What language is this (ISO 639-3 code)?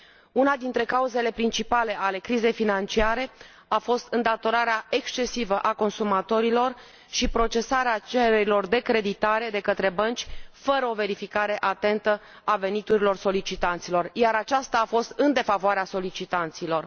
ron